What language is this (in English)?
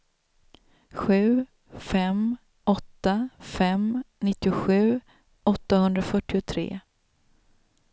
Swedish